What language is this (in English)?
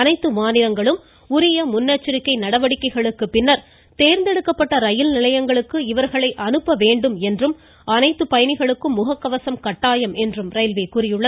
Tamil